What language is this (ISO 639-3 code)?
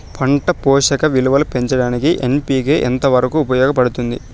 tel